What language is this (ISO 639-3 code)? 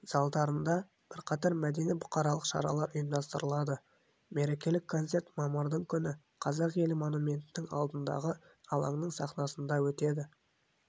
kaz